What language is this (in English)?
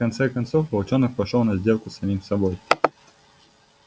Russian